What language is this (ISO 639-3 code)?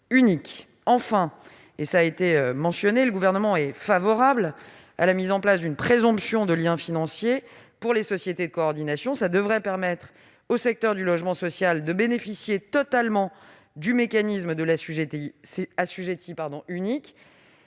fra